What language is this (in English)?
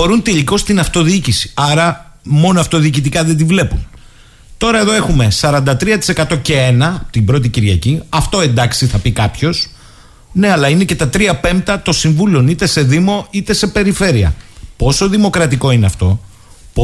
Greek